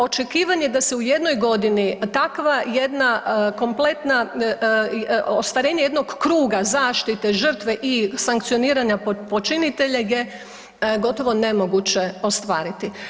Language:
Croatian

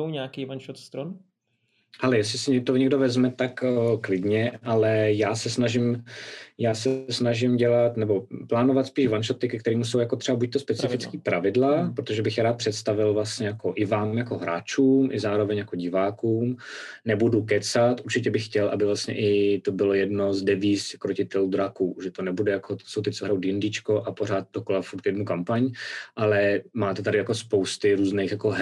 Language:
Czech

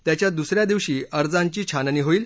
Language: Marathi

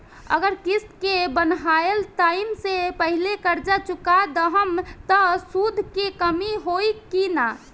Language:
Bhojpuri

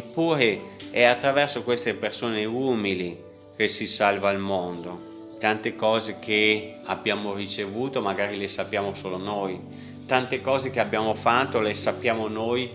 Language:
Italian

